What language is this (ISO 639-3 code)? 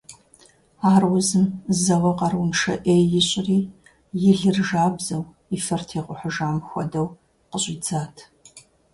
kbd